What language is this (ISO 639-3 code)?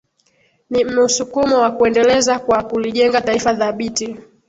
swa